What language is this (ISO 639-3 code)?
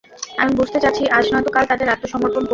ben